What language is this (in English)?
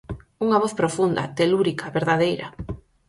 Galician